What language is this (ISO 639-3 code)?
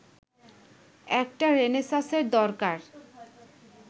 ben